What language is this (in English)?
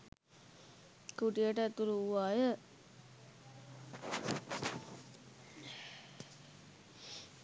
Sinhala